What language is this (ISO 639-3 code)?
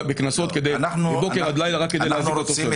heb